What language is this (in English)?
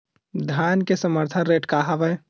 Chhattisgarhi